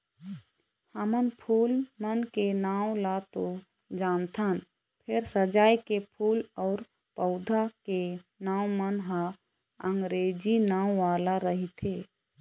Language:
Chhattisgarhi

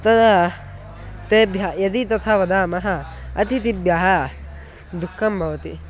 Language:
Sanskrit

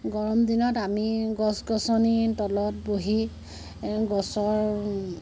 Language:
Assamese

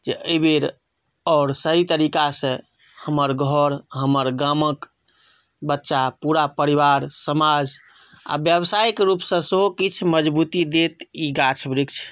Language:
Maithili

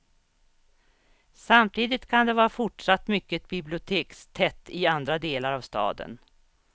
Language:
Swedish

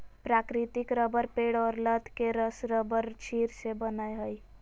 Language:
Magahi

